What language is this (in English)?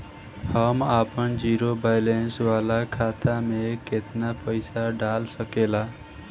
Bhojpuri